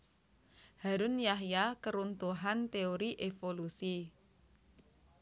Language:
Javanese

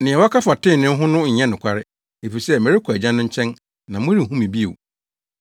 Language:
Akan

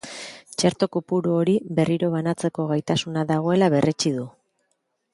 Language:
Basque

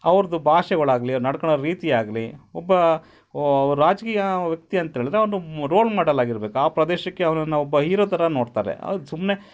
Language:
Kannada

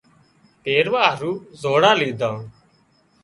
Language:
Wadiyara Koli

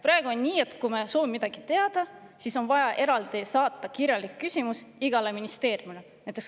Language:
Estonian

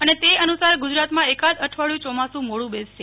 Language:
Gujarati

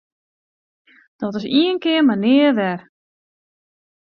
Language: Western Frisian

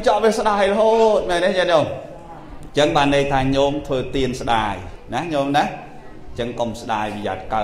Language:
Vietnamese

